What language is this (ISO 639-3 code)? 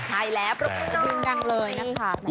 tha